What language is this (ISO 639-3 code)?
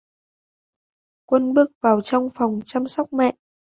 vie